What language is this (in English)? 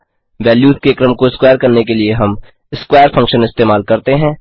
Hindi